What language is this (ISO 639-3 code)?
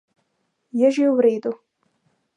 slv